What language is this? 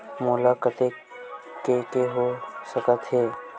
Chhattisgarhi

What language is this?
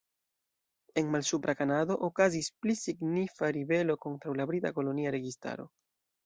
Esperanto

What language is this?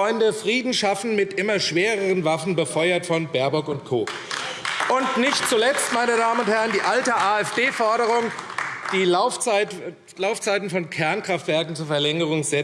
German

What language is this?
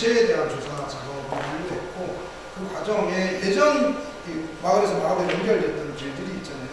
Korean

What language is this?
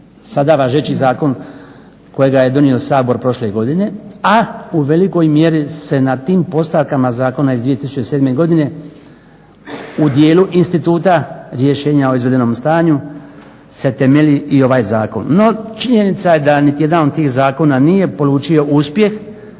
Croatian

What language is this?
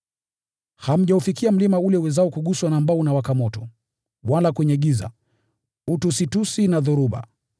Swahili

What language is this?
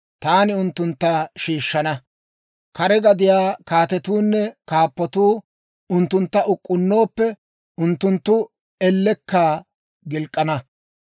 Dawro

